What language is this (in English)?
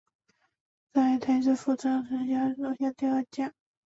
Chinese